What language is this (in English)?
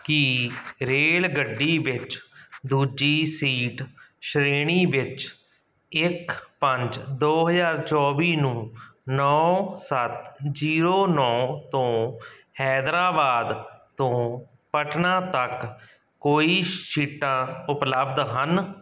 Punjabi